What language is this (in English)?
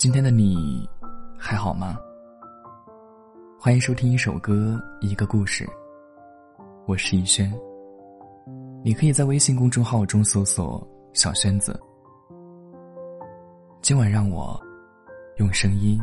Chinese